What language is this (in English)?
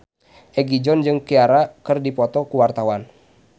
Sundanese